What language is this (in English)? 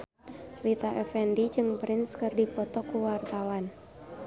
Sundanese